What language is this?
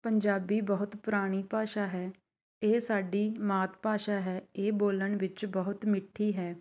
Punjabi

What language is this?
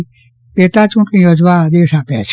Gujarati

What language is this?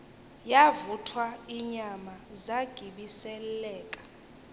Xhosa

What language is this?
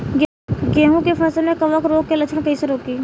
Bhojpuri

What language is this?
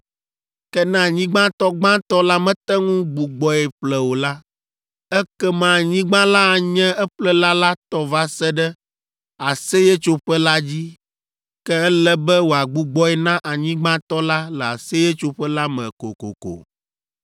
Ewe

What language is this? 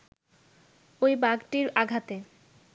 Bangla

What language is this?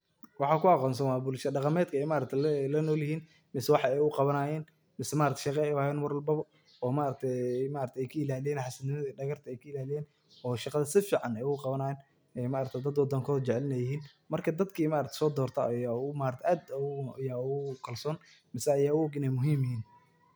Somali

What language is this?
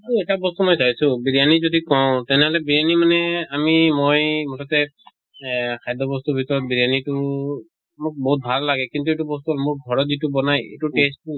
Assamese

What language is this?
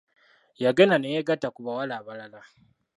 Ganda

